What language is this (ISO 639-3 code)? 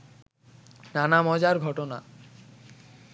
ben